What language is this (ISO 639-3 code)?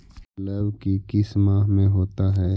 mag